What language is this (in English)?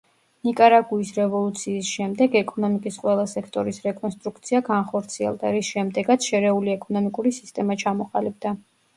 Georgian